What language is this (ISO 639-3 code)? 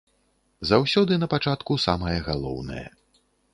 bel